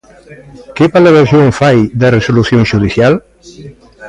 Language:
Galician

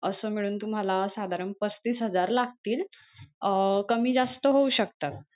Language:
Marathi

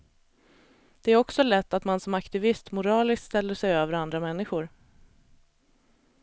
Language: Swedish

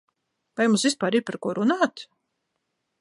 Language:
Latvian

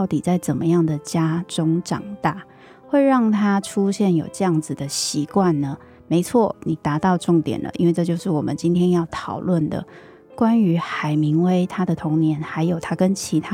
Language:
Chinese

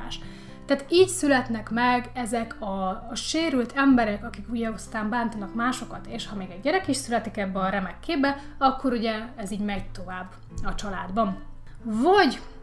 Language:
Hungarian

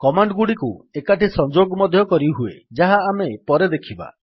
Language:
Odia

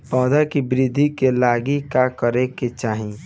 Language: Bhojpuri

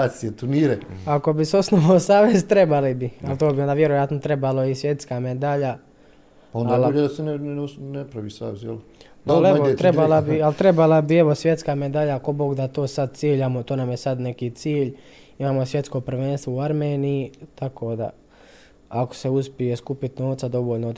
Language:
Croatian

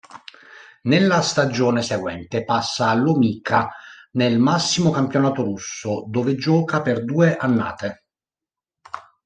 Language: Italian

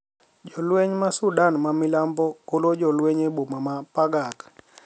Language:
Luo (Kenya and Tanzania)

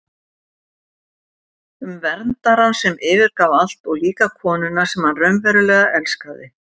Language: Icelandic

